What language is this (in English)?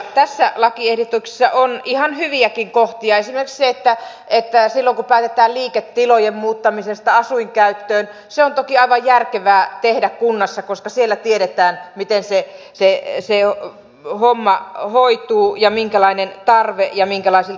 Finnish